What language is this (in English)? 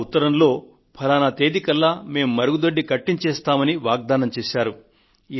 Telugu